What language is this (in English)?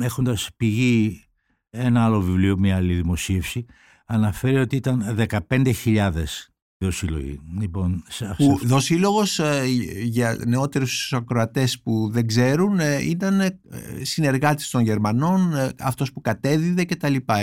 Greek